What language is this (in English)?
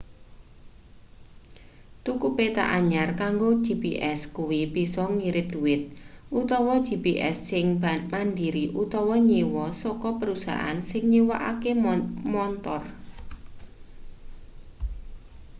Javanese